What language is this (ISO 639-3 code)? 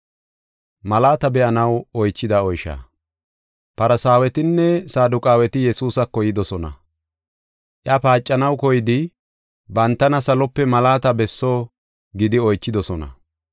gof